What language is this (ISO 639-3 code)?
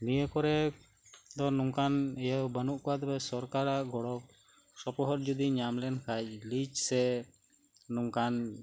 sat